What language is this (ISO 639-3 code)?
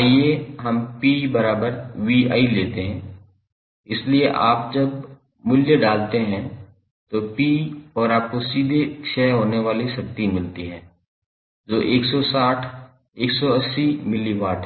hin